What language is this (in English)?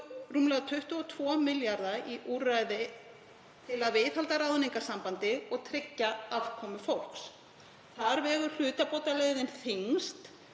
Icelandic